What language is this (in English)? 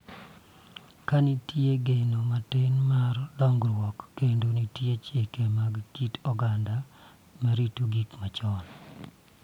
Luo (Kenya and Tanzania)